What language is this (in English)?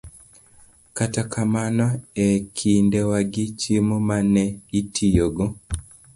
Luo (Kenya and Tanzania)